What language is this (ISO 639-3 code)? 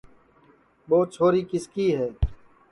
ssi